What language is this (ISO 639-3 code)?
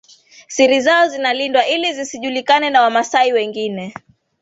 swa